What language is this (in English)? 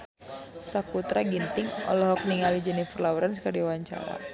Sundanese